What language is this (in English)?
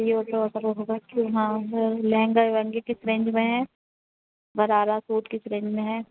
Urdu